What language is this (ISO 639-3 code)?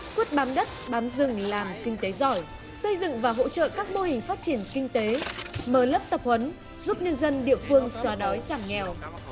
vie